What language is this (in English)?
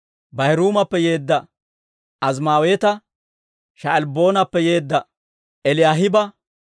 Dawro